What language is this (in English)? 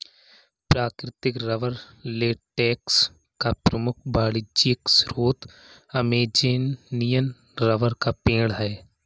Hindi